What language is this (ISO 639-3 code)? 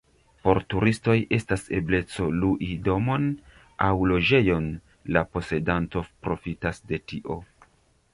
epo